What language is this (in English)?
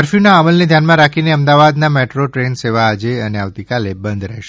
Gujarati